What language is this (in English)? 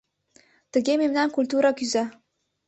Mari